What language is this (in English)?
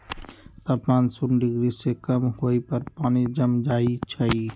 Magahi